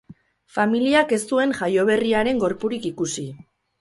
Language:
Basque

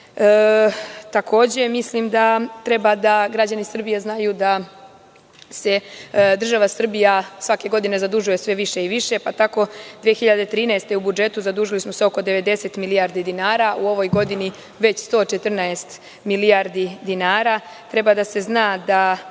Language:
Serbian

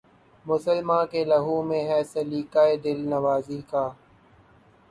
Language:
Urdu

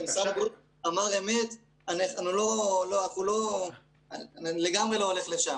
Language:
Hebrew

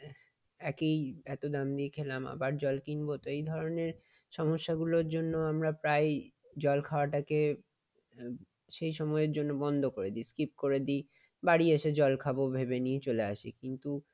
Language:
Bangla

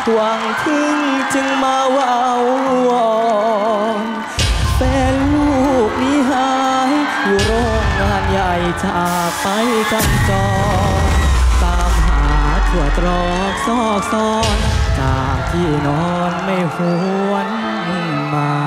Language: Thai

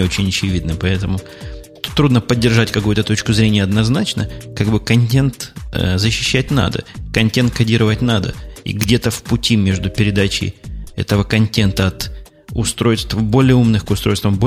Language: Russian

